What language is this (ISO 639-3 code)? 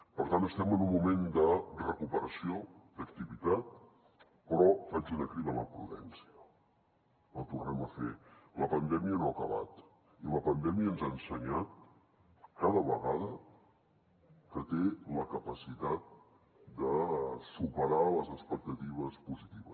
cat